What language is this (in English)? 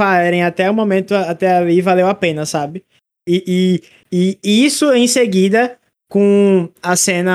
Portuguese